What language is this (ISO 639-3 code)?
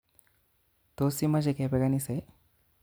kln